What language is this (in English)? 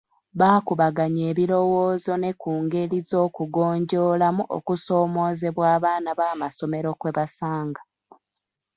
Ganda